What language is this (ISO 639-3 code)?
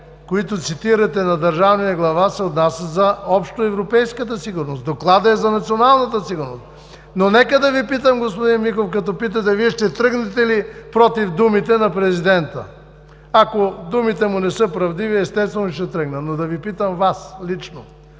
bul